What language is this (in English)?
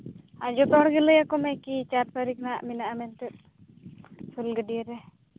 Santali